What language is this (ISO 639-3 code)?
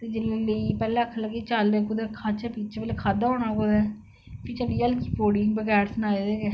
doi